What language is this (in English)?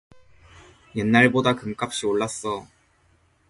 Korean